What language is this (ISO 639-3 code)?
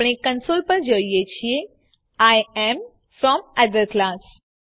guj